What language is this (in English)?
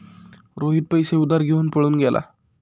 Marathi